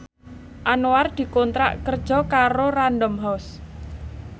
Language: Javanese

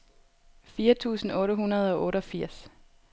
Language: Danish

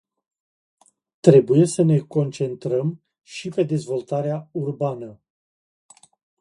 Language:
Romanian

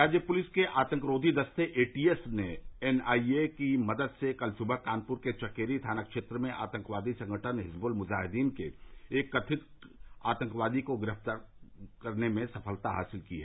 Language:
Hindi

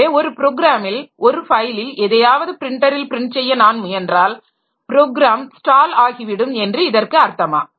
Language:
Tamil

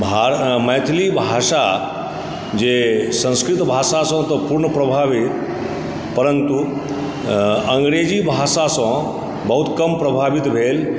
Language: Maithili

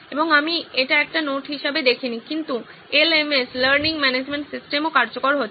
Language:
Bangla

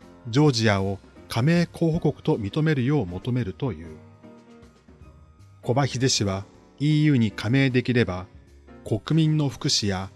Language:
Japanese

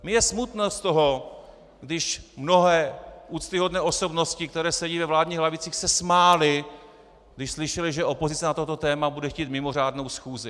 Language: Czech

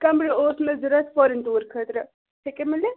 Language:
Kashmiri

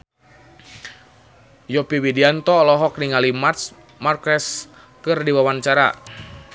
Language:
Sundanese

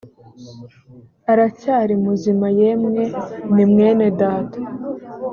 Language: Kinyarwanda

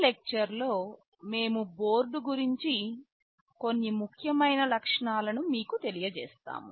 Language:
Telugu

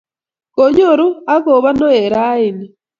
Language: Kalenjin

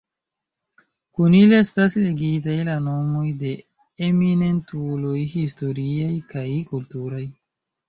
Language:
Esperanto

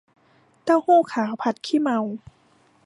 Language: Thai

